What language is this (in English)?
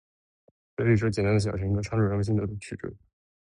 Chinese